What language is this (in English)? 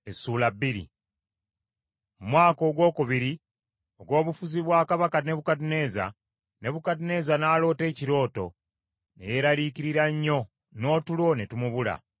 Ganda